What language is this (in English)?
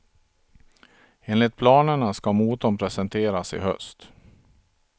Swedish